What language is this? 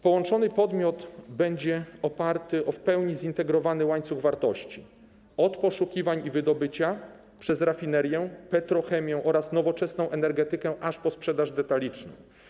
Polish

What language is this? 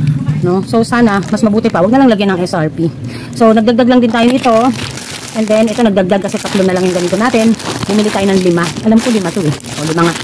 Filipino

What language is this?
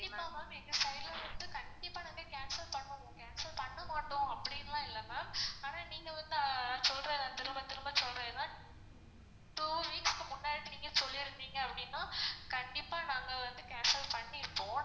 Tamil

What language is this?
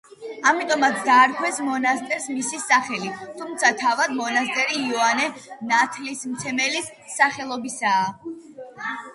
Georgian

